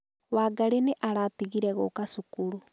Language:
Kikuyu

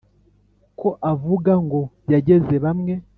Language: Kinyarwanda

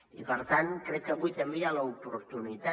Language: Catalan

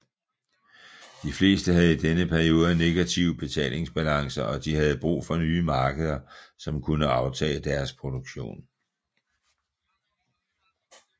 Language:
Danish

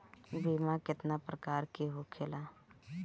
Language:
Bhojpuri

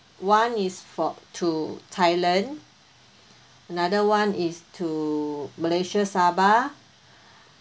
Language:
English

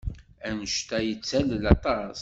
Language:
Kabyle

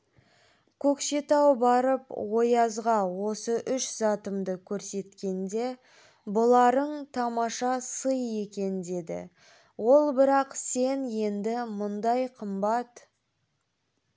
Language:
Kazakh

